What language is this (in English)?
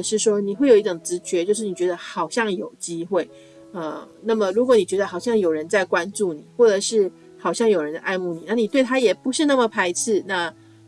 Chinese